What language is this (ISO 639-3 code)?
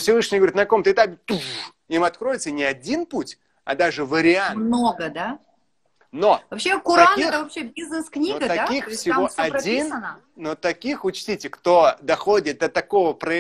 rus